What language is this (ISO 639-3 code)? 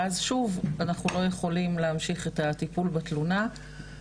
heb